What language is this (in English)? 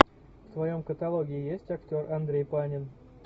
Russian